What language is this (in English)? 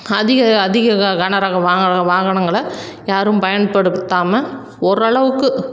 Tamil